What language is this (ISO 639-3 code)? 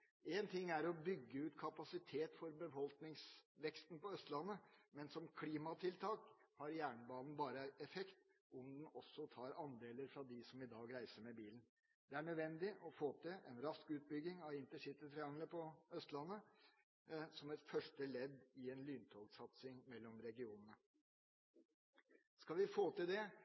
nob